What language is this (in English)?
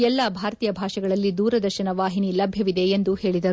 Kannada